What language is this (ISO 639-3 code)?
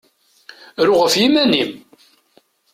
kab